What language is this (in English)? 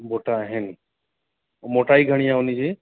Sindhi